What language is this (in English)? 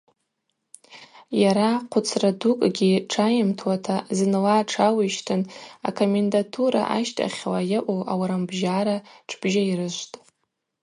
Abaza